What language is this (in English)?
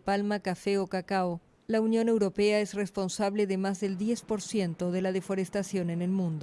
Spanish